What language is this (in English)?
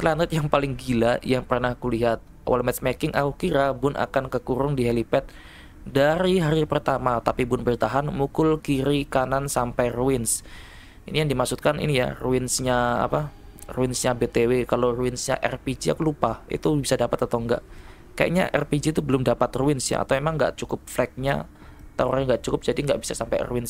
Indonesian